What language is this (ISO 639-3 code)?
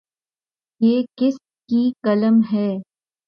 urd